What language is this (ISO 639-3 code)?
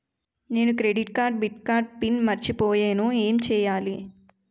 tel